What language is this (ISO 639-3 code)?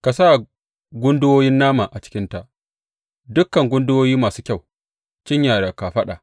hau